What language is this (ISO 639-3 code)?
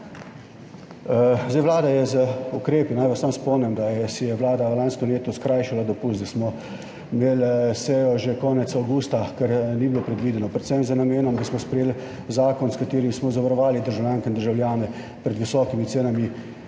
slv